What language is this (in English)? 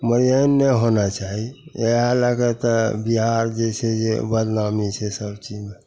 Maithili